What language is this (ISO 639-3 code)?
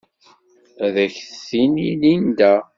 kab